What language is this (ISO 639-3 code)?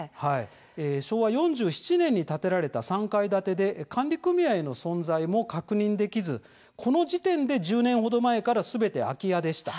jpn